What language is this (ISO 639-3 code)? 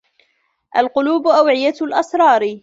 ara